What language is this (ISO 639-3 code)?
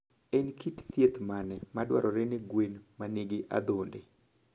luo